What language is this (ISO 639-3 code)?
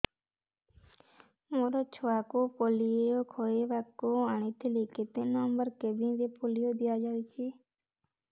ori